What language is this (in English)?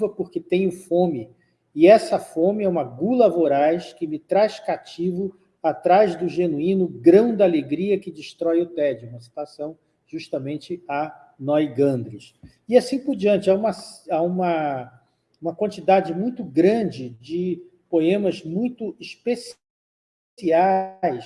Portuguese